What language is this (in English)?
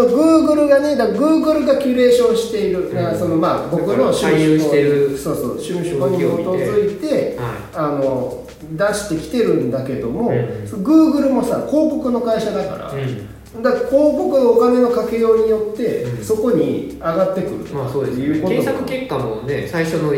Japanese